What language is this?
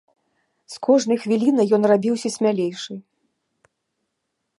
Belarusian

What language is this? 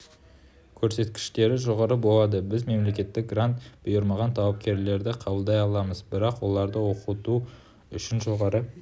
Kazakh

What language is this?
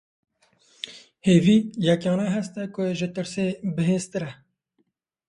Kurdish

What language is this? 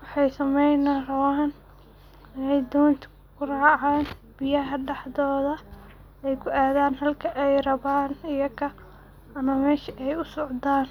Somali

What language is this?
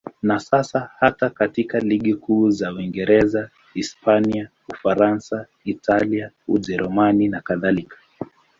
Swahili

